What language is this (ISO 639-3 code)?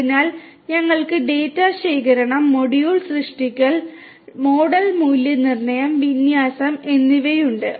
mal